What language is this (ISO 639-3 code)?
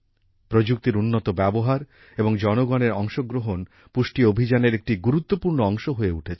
ben